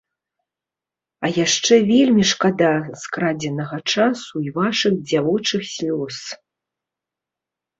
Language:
Belarusian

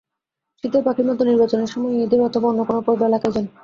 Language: Bangla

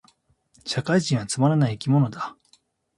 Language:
Japanese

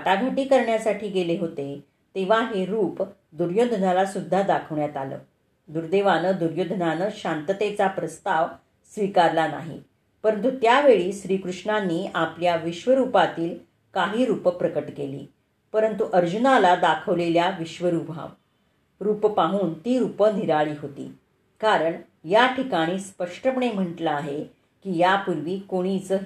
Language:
Marathi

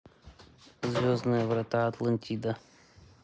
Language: Russian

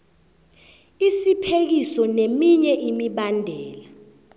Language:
South Ndebele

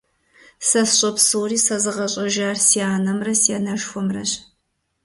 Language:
Kabardian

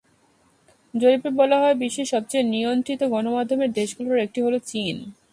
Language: Bangla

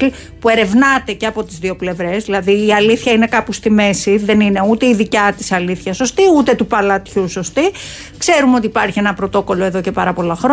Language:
Greek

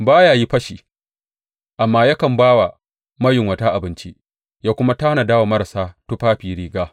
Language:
Hausa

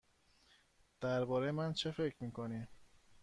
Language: Persian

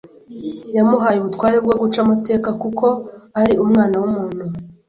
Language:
Kinyarwanda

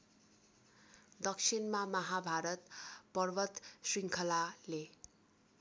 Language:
Nepali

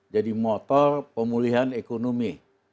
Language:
Indonesian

